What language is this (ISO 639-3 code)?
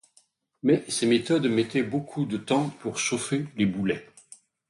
fra